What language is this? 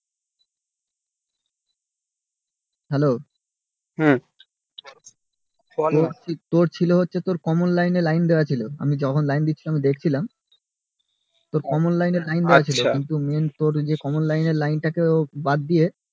Bangla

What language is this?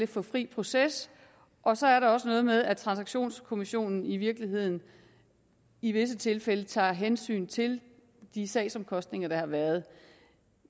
Danish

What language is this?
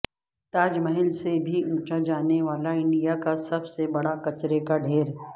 Urdu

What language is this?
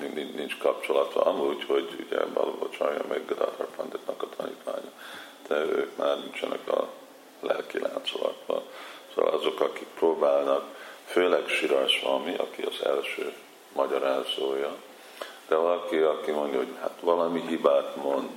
Hungarian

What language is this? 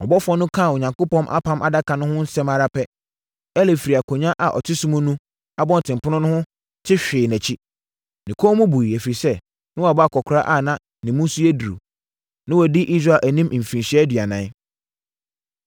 Akan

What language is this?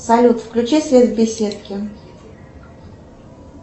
Russian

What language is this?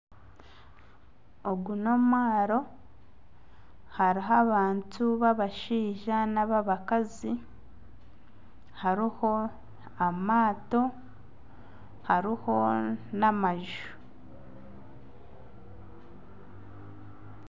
Nyankole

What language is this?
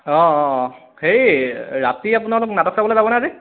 Assamese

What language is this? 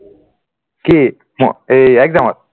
Assamese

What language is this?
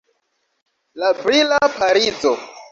Esperanto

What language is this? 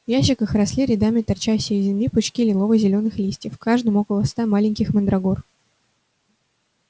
Russian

